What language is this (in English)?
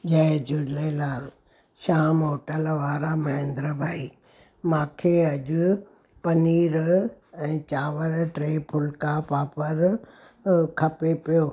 Sindhi